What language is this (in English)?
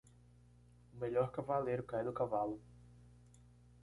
Portuguese